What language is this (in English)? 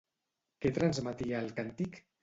Catalan